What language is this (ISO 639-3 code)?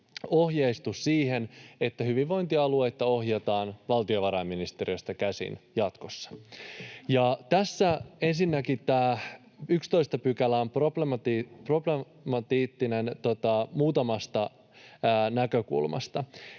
fin